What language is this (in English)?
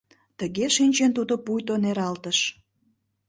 Mari